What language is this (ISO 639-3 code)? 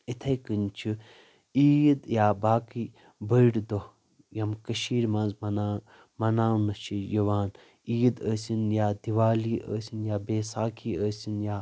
kas